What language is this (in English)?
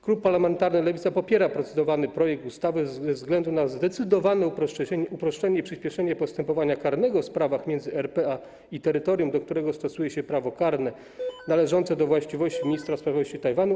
Polish